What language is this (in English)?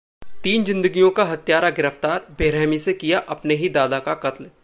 Hindi